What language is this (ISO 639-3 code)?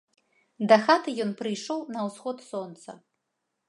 bel